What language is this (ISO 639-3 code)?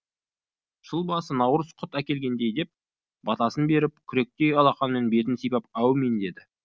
kaz